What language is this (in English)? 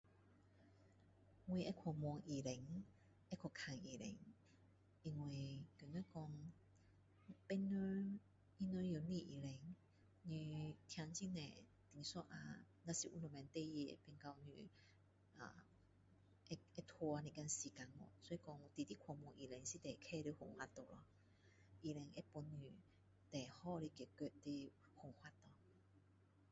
Min Dong Chinese